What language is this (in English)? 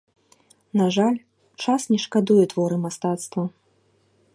Belarusian